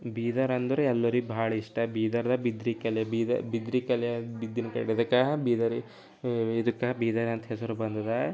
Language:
Kannada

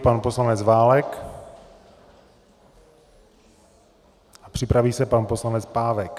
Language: Czech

